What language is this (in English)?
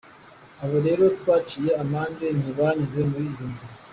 Kinyarwanda